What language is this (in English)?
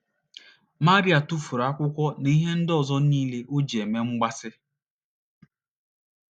Igbo